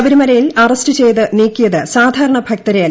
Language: Malayalam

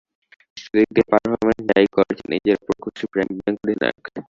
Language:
Bangla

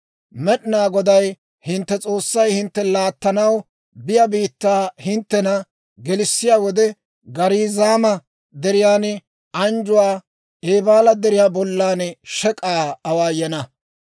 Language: Dawro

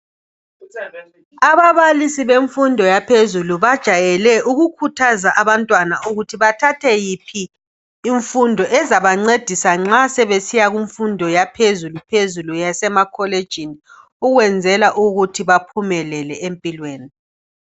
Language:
North Ndebele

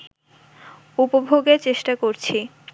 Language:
Bangla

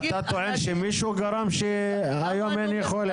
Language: Hebrew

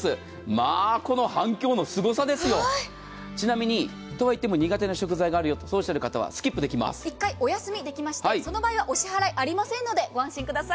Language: Japanese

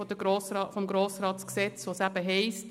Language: Swiss German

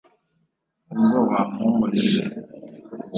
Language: Kinyarwanda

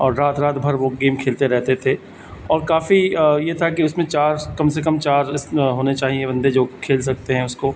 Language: Urdu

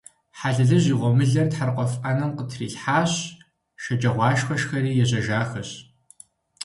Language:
Kabardian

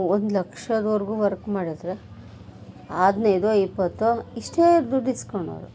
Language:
Kannada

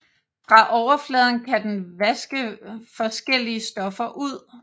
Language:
Danish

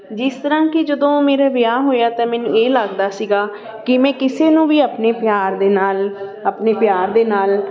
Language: Punjabi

